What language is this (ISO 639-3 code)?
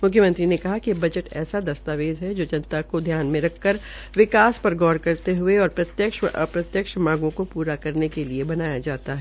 hin